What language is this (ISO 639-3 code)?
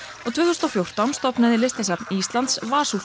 isl